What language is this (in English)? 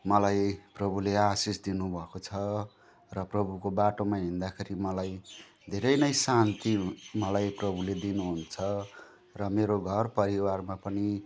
Nepali